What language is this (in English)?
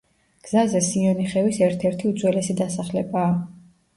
Georgian